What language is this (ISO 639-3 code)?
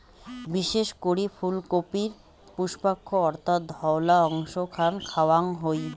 ben